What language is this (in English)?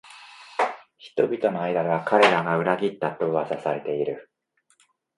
Japanese